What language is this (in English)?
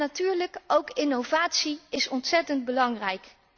Dutch